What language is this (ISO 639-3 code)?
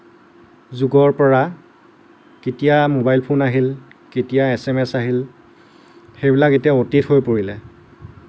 asm